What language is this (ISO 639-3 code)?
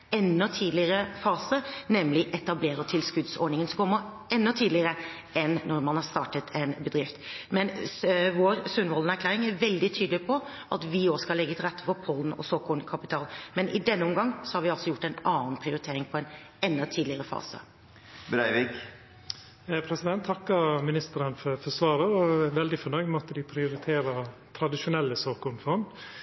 nor